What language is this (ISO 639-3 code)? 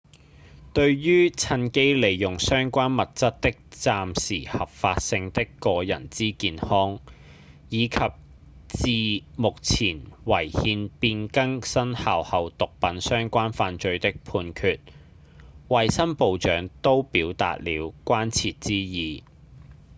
yue